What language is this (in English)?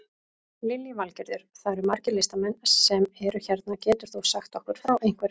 Icelandic